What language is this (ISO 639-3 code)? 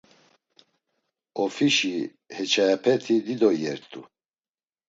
lzz